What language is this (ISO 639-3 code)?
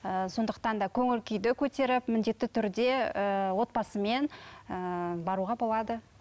kaz